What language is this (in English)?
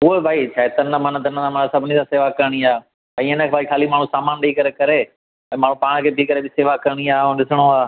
Sindhi